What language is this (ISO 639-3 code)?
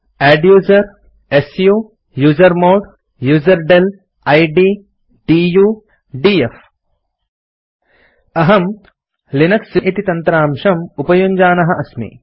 san